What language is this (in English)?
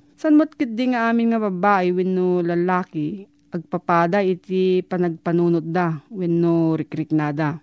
Filipino